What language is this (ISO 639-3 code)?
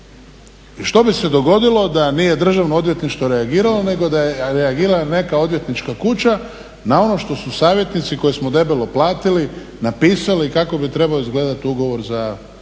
hrv